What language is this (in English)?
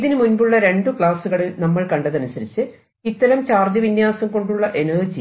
Malayalam